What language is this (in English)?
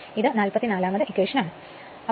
Malayalam